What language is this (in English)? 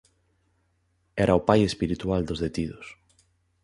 Galician